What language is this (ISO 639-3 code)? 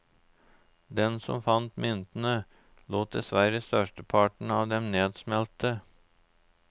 nor